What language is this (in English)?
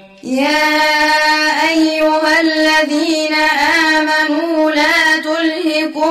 Arabic